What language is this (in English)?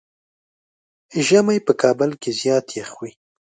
Pashto